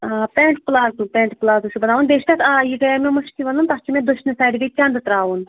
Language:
Kashmiri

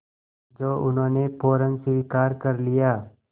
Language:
Hindi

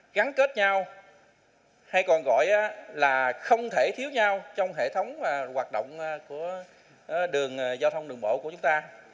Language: Vietnamese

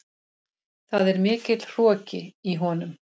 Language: Icelandic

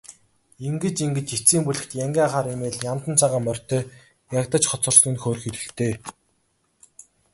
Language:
Mongolian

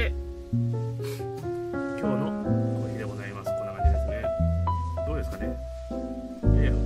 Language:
Japanese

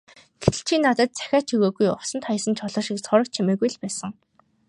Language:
Mongolian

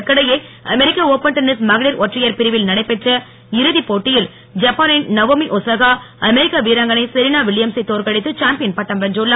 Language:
Tamil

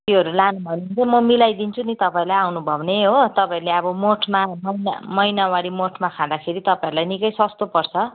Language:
Nepali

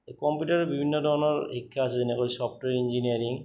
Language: Assamese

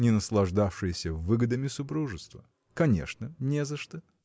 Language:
Russian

